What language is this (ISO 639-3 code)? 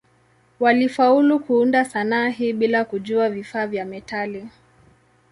swa